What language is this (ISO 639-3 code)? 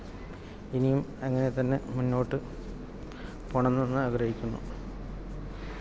mal